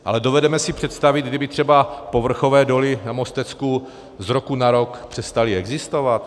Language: Czech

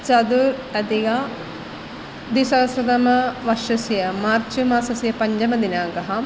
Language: Sanskrit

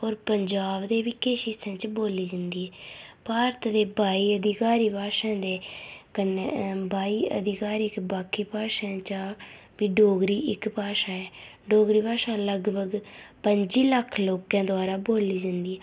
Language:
Dogri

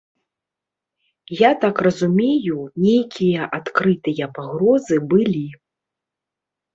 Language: Belarusian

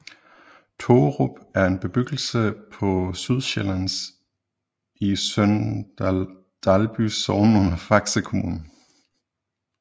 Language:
Danish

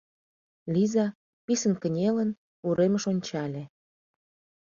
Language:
Mari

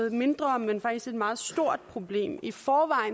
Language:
Danish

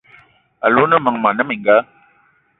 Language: Eton (Cameroon)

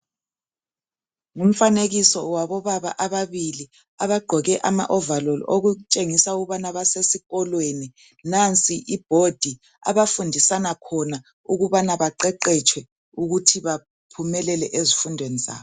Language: North Ndebele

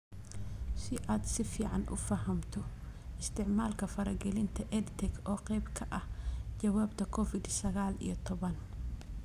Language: Somali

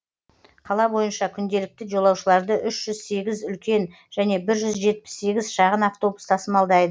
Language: Kazakh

